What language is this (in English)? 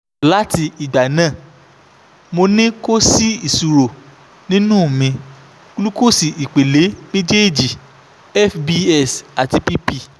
Yoruba